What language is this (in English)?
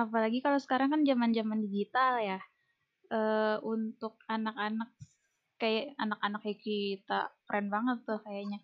Indonesian